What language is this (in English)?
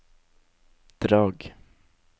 Norwegian